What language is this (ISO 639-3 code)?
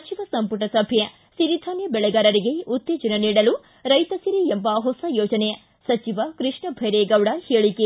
kan